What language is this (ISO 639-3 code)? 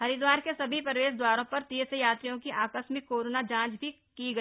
hin